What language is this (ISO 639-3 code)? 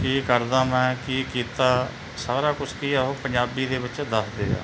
pan